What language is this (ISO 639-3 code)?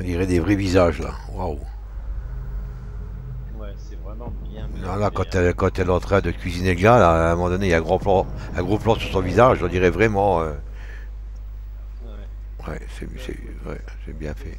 fra